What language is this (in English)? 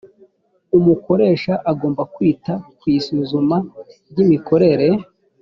Kinyarwanda